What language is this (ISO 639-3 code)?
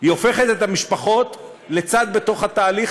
heb